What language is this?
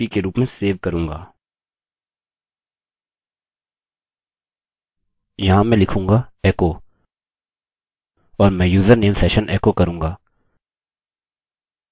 Hindi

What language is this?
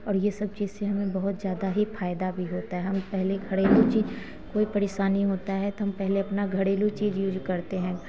Hindi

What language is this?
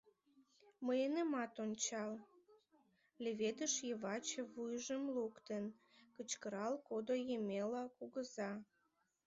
Mari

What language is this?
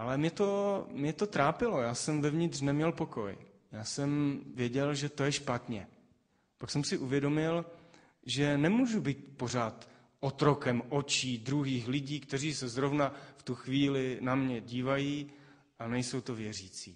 Czech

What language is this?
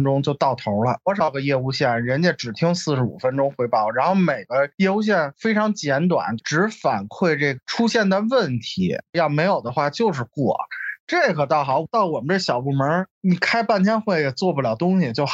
Chinese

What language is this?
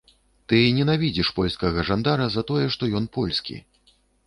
Belarusian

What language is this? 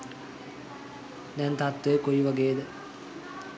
Sinhala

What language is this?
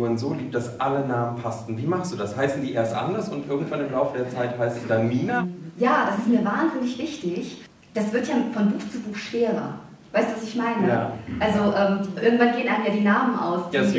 German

